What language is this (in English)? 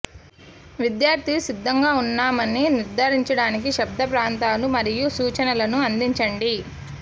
Telugu